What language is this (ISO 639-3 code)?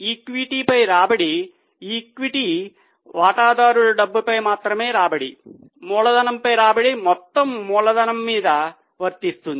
tel